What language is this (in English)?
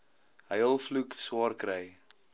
Afrikaans